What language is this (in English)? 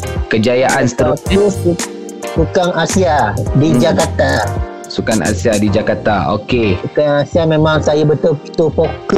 Malay